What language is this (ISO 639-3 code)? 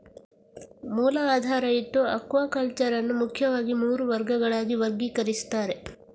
kan